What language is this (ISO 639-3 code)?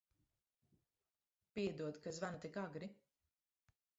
lav